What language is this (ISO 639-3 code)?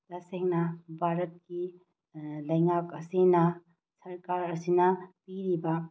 mni